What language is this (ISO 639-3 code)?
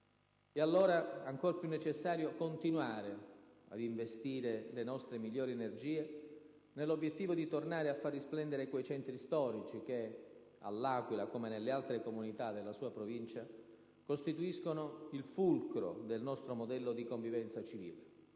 ita